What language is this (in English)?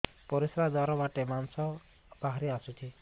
Odia